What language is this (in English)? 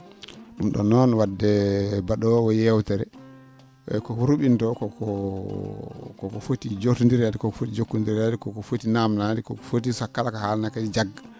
Fula